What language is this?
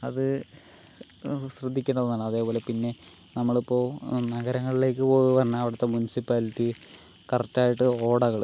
Malayalam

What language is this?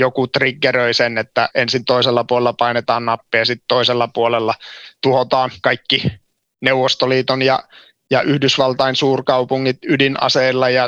Finnish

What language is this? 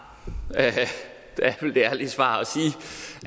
Danish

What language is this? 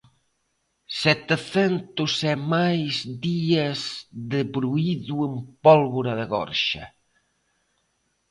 Galician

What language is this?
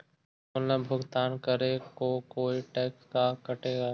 Magahi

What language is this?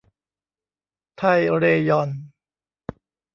Thai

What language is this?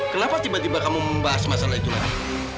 Indonesian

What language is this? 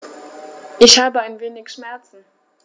German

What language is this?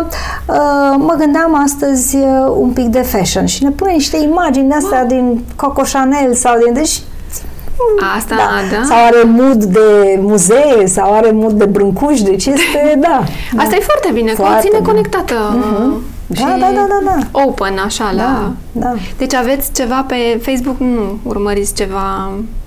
Romanian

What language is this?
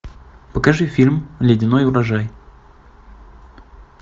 Russian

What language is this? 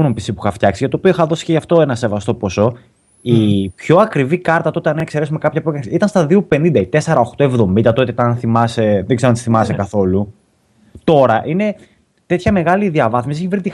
Greek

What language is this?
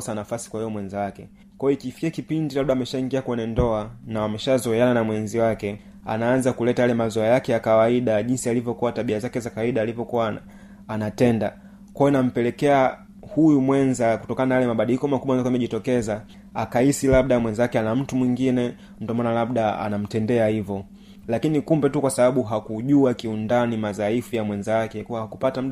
Swahili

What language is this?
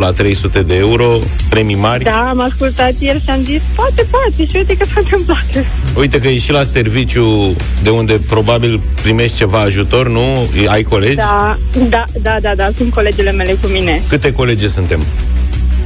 Romanian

